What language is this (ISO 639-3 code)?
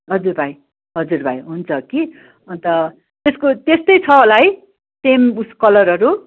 nep